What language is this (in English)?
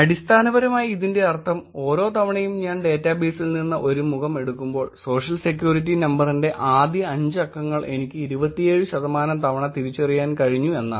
Malayalam